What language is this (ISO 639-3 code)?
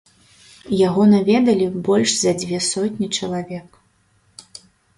bel